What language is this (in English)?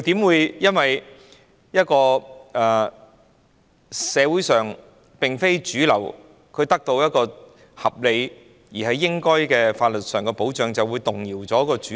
Cantonese